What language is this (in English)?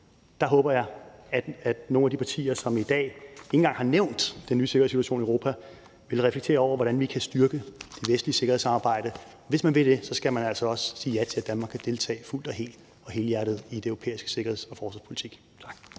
Danish